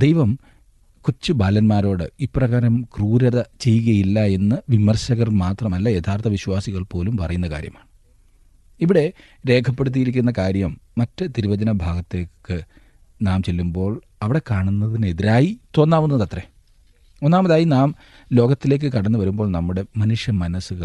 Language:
Malayalam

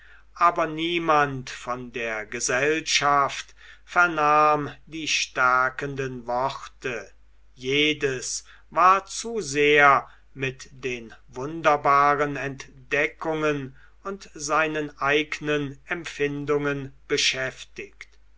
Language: German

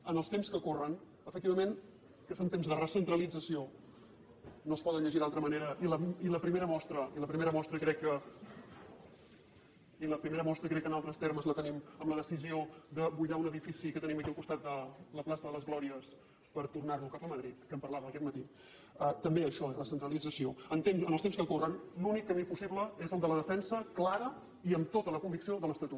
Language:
Catalan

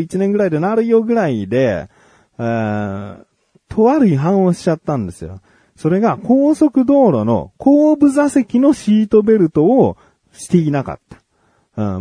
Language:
Japanese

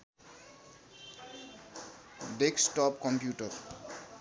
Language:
Nepali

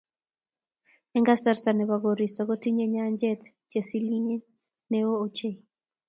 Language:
Kalenjin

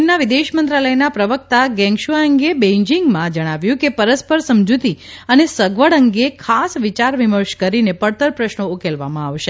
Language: Gujarati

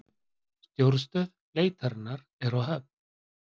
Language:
Icelandic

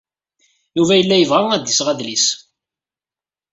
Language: Kabyle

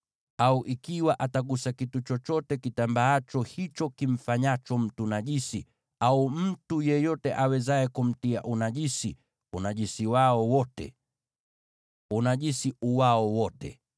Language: Swahili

